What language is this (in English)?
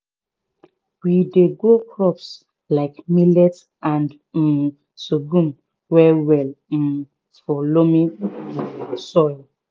Nigerian Pidgin